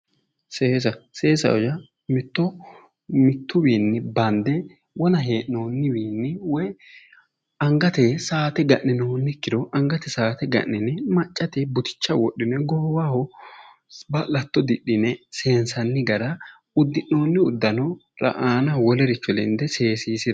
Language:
Sidamo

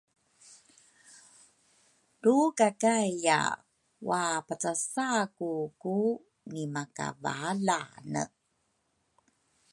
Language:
Rukai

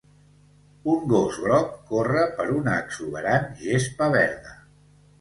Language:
Catalan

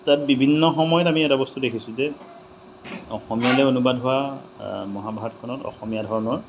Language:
Assamese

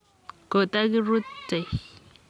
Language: Kalenjin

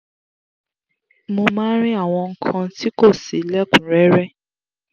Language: Yoruba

